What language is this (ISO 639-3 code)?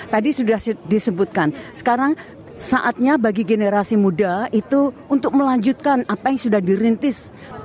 ind